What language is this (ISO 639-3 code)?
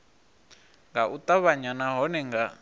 ven